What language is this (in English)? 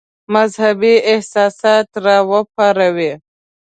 Pashto